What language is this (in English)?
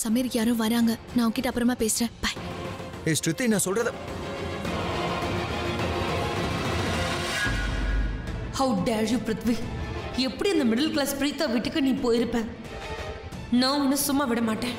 Hindi